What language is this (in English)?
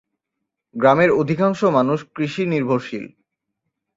Bangla